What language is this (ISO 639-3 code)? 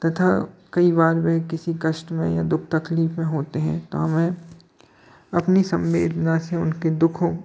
hin